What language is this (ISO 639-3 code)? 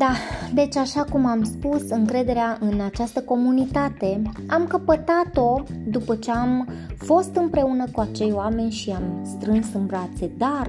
ron